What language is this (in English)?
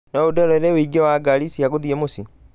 Kikuyu